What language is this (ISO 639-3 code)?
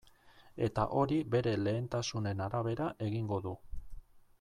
eus